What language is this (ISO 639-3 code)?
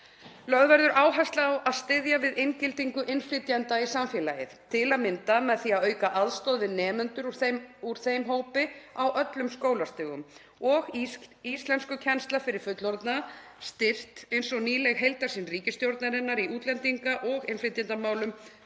isl